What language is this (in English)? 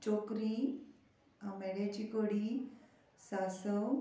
Konkani